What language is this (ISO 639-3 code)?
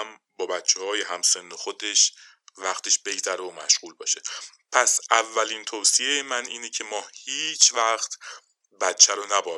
fas